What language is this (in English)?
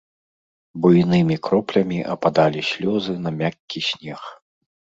Belarusian